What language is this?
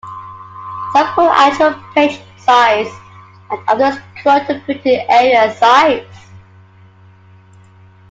English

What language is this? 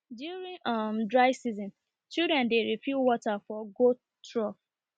Nigerian Pidgin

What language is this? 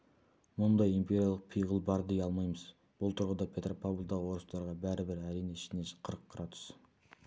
Kazakh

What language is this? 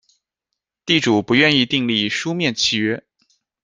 Chinese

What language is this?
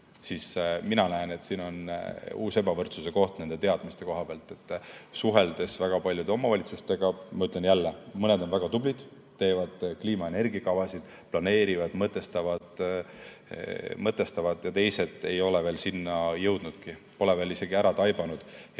Estonian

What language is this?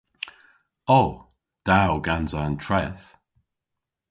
Cornish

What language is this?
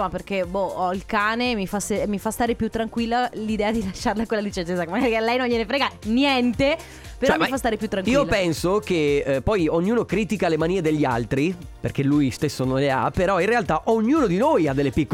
Italian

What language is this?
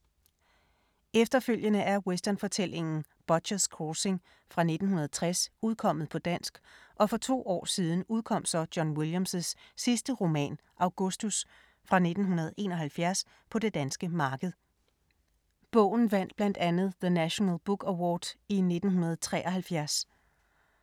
Danish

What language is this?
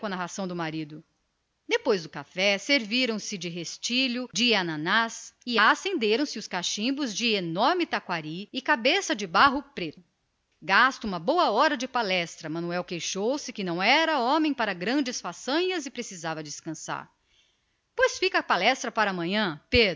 Portuguese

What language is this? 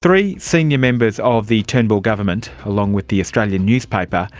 English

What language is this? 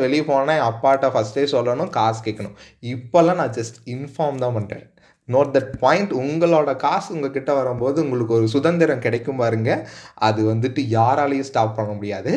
Tamil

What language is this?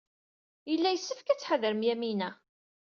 Kabyle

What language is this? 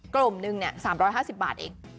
Thai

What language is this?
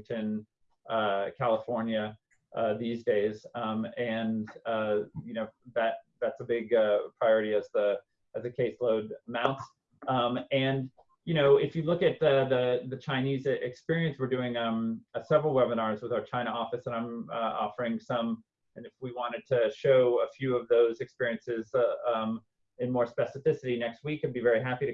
English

